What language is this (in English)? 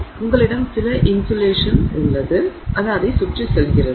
Tamil